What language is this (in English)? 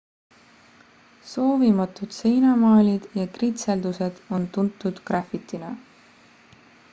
Estonian